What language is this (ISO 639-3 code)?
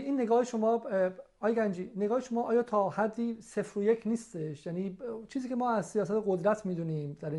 fas